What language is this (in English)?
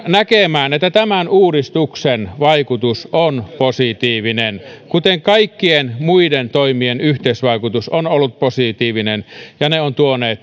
Finnish